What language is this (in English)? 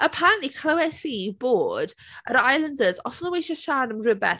Welsh